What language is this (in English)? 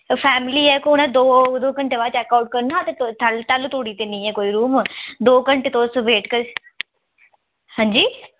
Dogri